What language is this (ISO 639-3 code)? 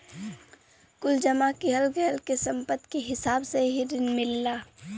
bho